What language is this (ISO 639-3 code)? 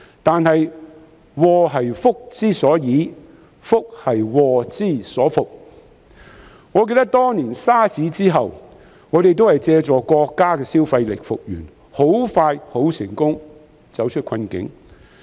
yue